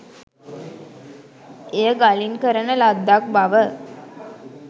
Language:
Sinhala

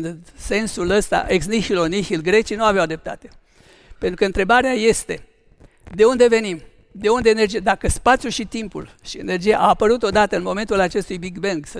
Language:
Romanian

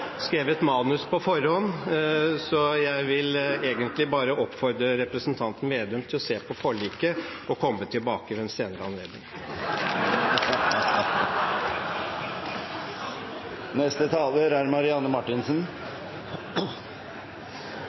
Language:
Norwegian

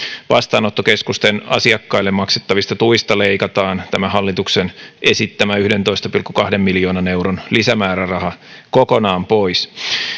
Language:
Finnish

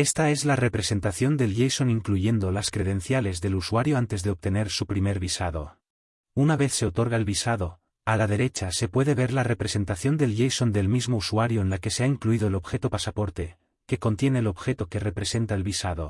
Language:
Spanish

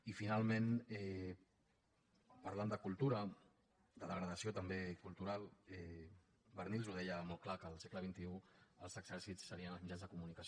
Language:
Catalan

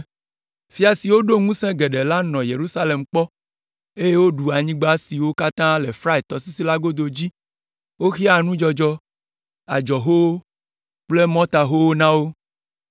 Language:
Ewe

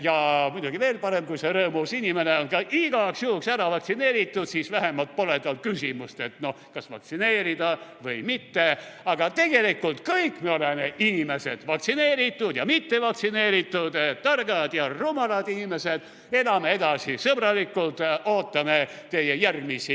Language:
Estonian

